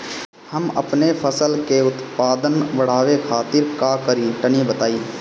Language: Bhojpuri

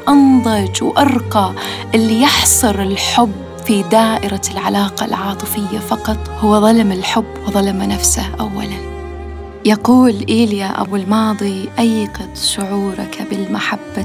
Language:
Arabic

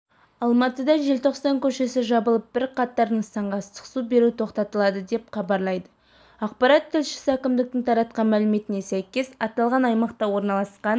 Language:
Kazakh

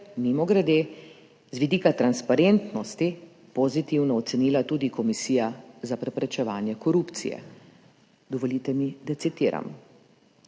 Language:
Slovenian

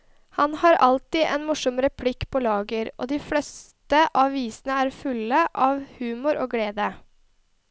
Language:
Norwegian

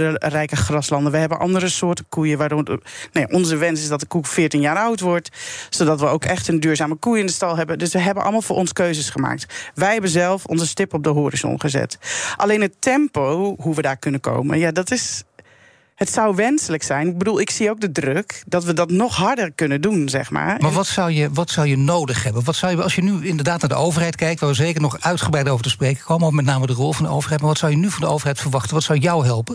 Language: Dutch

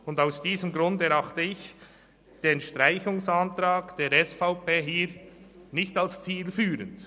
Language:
Swiss German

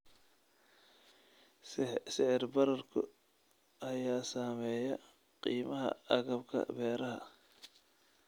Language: Somali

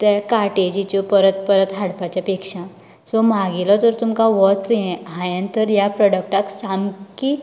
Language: Konkani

